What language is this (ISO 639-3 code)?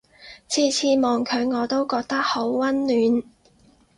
yue